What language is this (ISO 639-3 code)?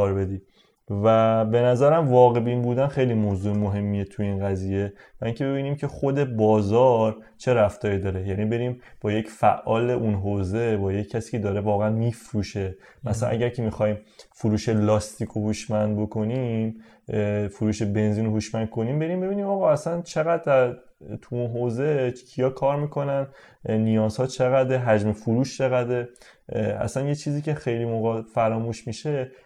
fas